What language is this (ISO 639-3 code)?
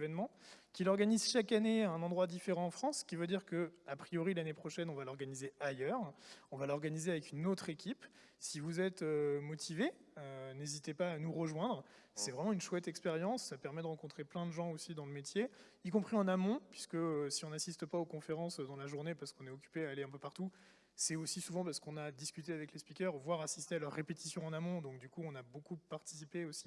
fra